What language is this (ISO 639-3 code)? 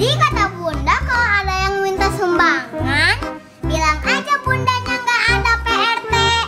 ind